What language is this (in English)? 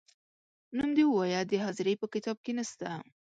Pashto